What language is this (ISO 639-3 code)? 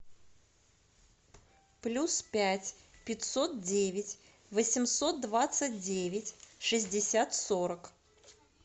rus